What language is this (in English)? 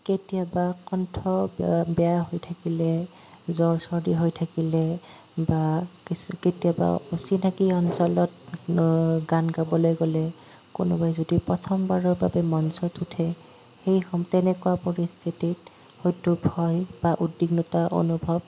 Assamese